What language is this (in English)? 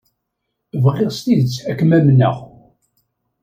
Kabyle